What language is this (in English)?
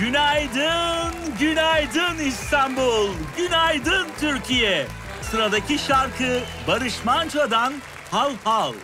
Turkish